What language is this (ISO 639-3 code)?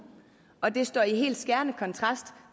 dan